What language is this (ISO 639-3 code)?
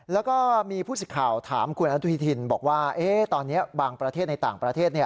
tha